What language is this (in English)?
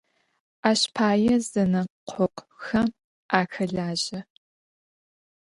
Adyghe